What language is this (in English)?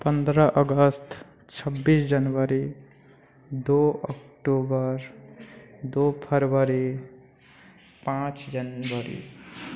Maithili